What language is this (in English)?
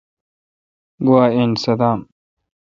Kalkoti